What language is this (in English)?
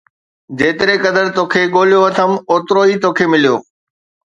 Sindhi